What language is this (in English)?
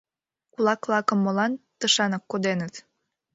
Mari